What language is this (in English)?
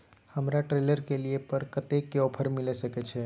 Maithili